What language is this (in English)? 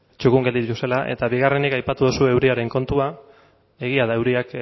Basque